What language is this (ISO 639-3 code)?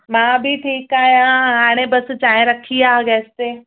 snd